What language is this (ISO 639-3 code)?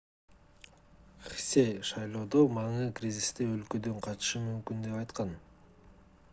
kir